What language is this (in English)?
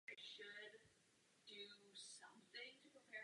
Czech